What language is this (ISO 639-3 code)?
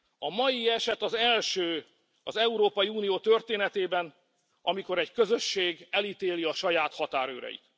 hun